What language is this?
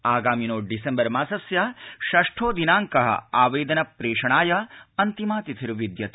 Sanskrit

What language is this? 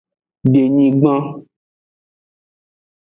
Aja (Benin)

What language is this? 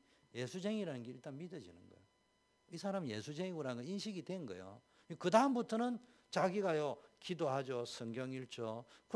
Korean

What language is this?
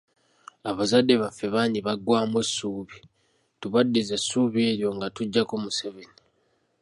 Ganda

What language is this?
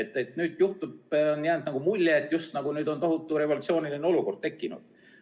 Estonian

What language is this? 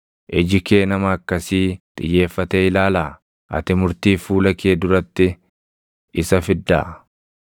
Oromo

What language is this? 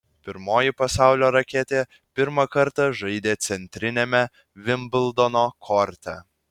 Lithuanian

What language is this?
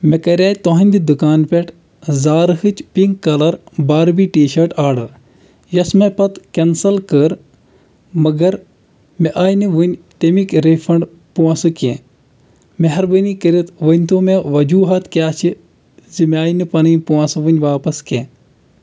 Kashmiri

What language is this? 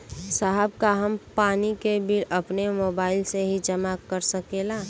Bhojpuri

